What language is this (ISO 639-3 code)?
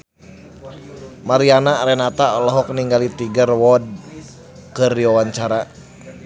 sun